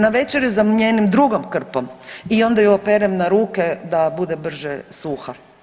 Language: Croatian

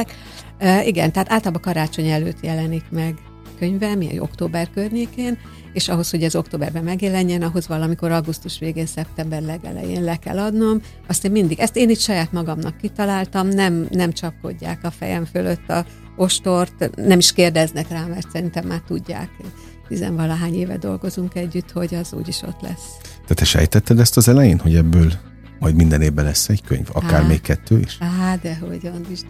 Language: Hungarian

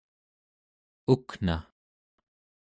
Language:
Central Yupik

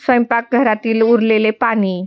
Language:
Marathi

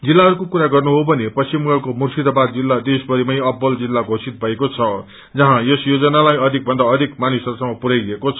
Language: Nepali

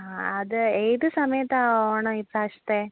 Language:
Malayalam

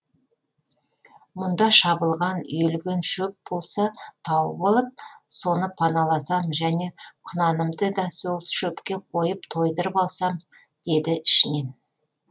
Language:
Kazakh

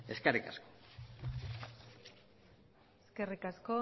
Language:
Basque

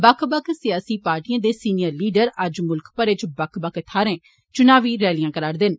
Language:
Dogri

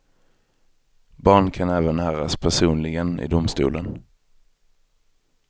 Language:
Swedish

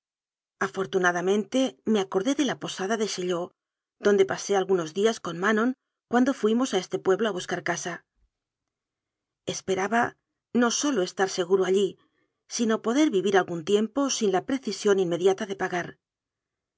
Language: Spanish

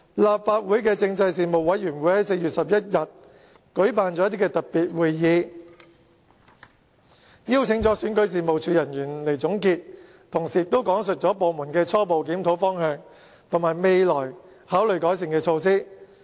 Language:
Cantonese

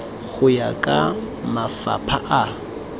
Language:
Tswana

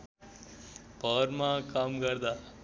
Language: Nepali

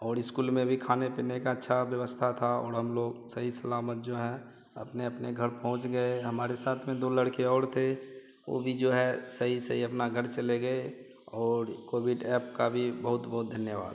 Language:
Hindi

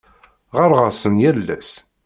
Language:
Kabyle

